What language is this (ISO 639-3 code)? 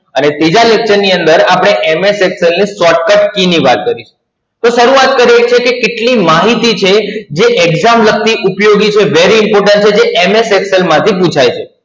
guj